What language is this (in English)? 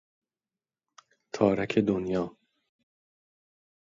Persian